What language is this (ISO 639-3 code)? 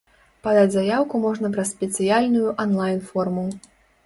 bel